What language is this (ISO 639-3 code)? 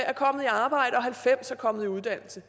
dan